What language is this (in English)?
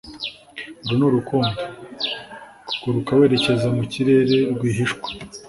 Kinyarwanda